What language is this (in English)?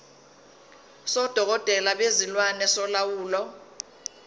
Zulu